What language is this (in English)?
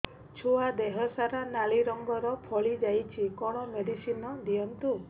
Odia